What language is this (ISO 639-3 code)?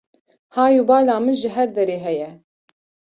kur